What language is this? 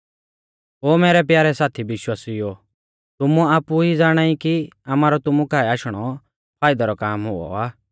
Mahasu Pahari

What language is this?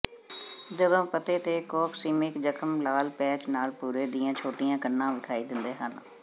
Punjabi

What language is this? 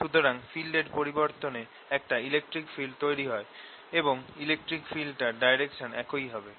Bangla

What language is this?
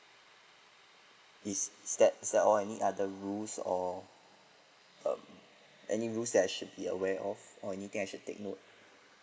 English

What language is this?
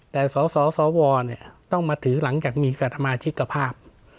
Thai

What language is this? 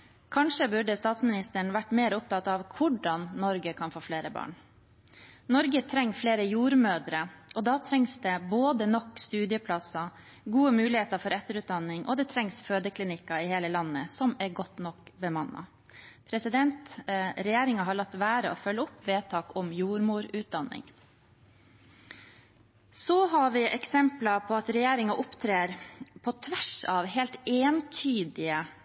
Norwegian Bokmål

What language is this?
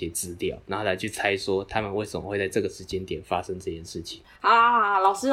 Chinese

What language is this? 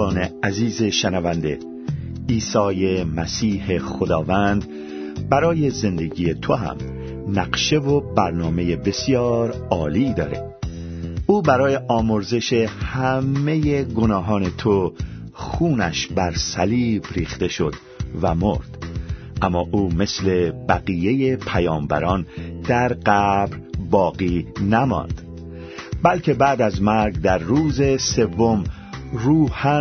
Persian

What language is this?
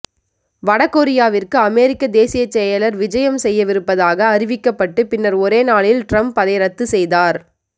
Tamil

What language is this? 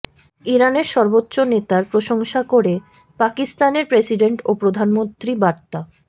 Bangla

